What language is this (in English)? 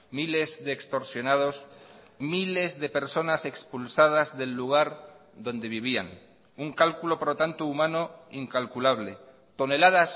Spanish